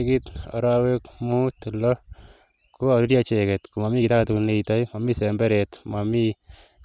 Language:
Kalenjin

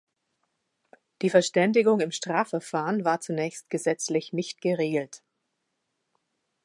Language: German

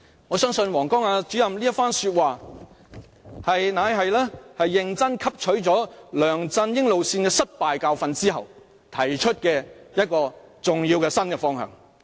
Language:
Cantonese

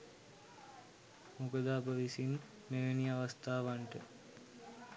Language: Sinhala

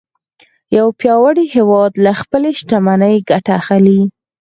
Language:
Pashto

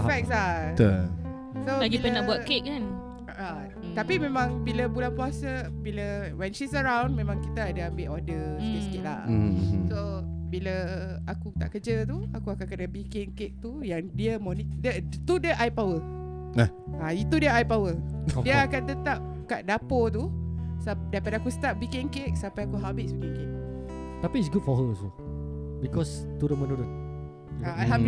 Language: Malay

